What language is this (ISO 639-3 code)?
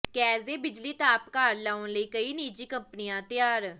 pan